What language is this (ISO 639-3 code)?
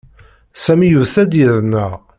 kab